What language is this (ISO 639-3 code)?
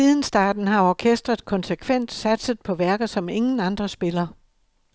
dan